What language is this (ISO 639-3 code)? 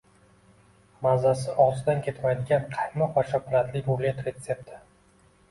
uzb